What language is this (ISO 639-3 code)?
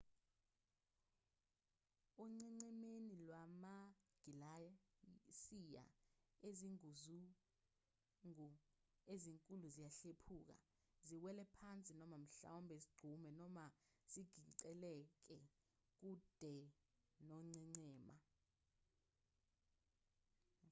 zul